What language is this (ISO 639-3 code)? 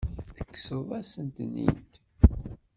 kab